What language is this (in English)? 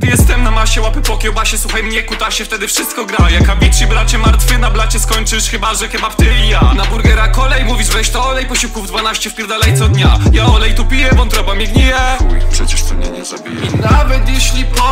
Polish